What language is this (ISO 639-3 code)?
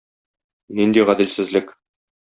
tat